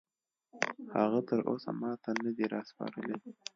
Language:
Pashto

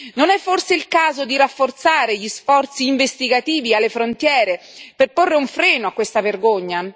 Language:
Italian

